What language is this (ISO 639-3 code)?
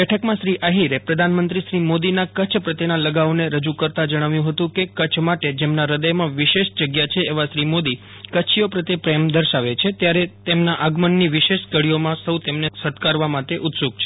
guj